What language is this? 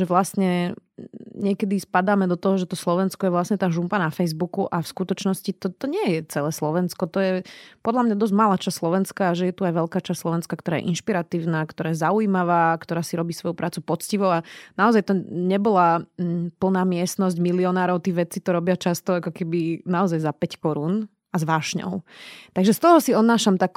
Slovak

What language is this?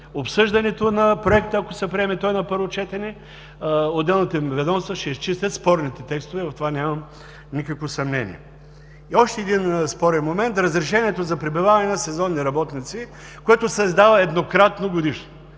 Bulgarian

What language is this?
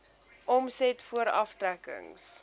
Afrikaans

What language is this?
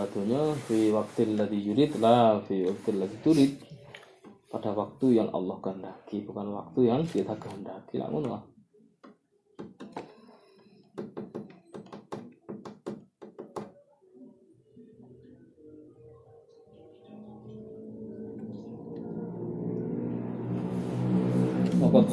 Malay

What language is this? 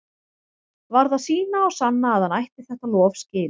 Icelandic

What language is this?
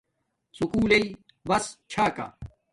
Domaaki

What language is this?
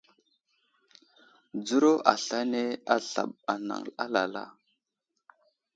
Wuzlam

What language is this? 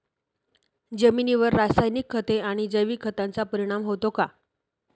Marathi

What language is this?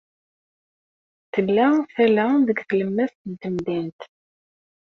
Kabyle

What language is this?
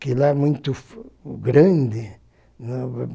Portuguese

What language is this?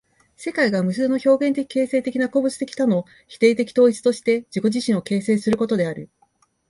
Japanese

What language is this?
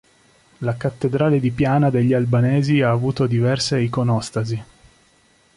Italian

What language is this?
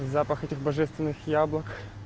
Russian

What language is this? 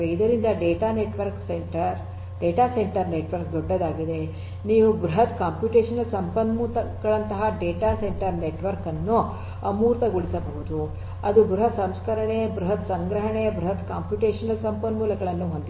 Kannada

